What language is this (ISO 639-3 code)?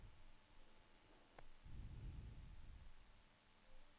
nor